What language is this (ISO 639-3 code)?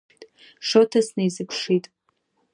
abk